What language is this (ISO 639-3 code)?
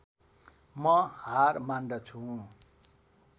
nep